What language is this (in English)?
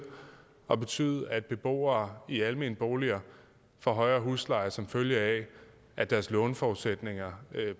Danish